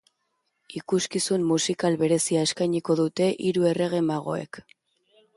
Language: Basque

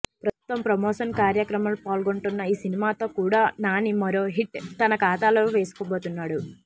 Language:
Telugu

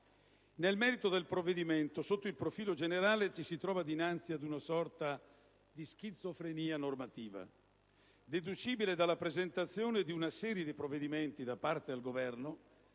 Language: Italian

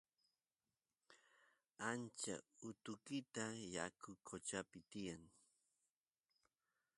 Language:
Santiago del Estero Quichua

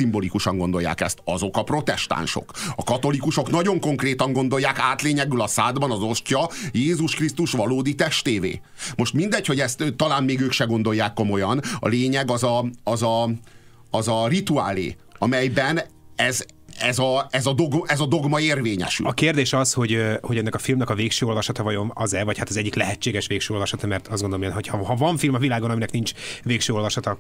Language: Hungarian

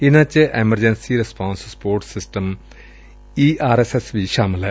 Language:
Punjabi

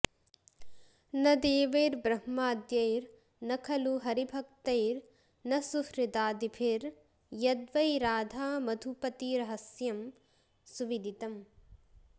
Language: Sanskrit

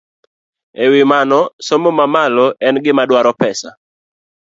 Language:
Luo (Kenya and Tanzania)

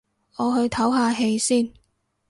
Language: Cantonese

